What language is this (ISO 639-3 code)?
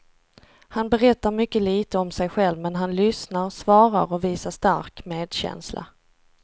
swe